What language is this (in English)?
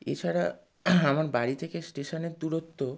Bangla